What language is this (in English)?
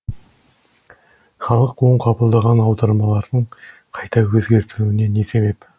Kazakh